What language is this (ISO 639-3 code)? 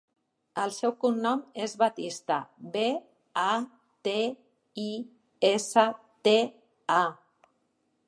cat